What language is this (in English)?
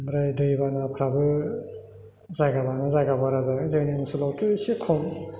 Bodo